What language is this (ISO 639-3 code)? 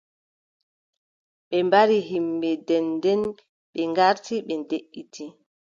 fub